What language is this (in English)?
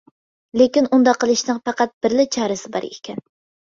Uyghur